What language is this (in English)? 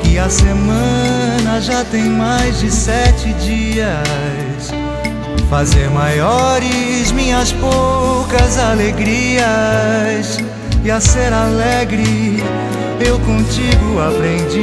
Portuguese